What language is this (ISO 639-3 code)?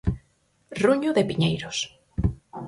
glg